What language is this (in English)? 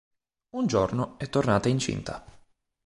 Italian